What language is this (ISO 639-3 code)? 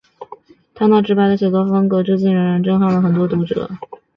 zho